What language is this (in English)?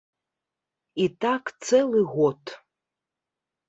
Belarusian